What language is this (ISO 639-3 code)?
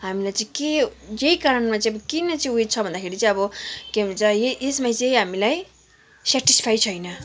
nep